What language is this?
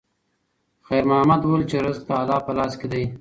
Pashto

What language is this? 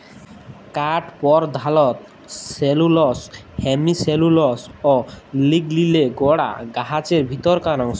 Bangla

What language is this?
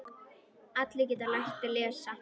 Icelandic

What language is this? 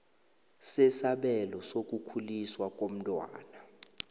South Ndebele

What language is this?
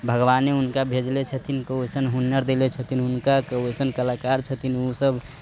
Maithili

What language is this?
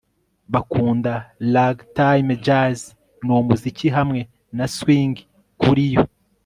Kinyarwanda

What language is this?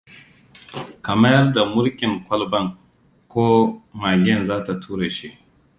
Hausa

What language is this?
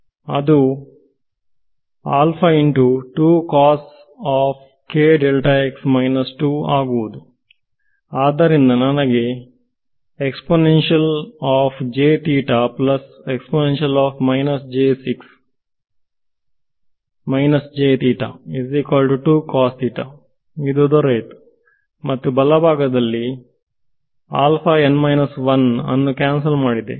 Kannada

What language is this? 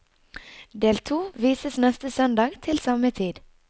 Norwegian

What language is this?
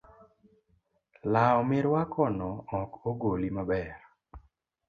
Luo (Kenya and Tanzania)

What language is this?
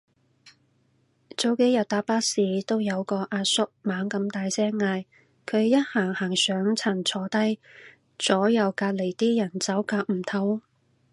Cantonese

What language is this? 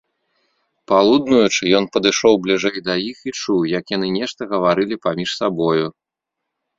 Belarusian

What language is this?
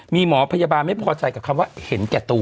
Thai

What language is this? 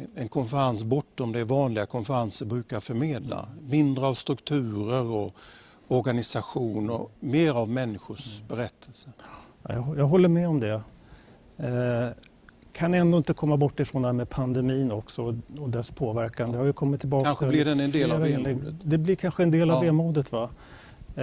Swedish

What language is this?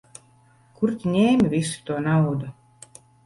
Latvian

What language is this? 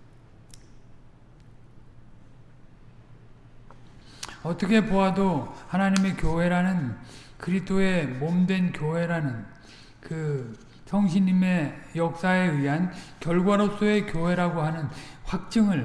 Korean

